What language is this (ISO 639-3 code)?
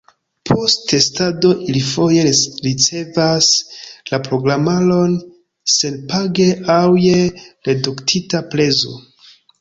epo